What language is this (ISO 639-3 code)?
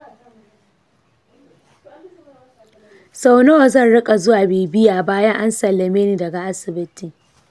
hau